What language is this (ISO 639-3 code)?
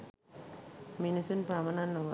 sin